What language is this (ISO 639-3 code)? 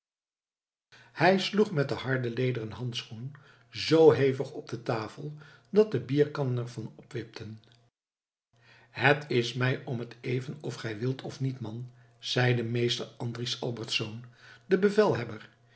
nld